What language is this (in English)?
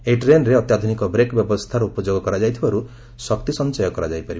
Odia